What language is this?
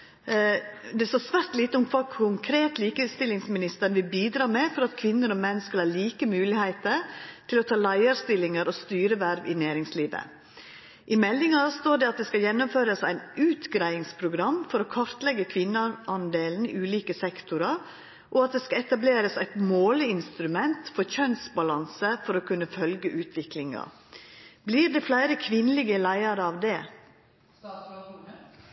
Norwegian Nynorsk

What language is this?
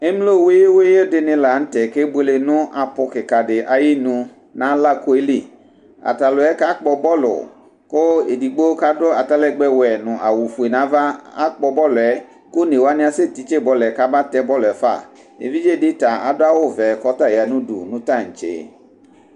Ikposo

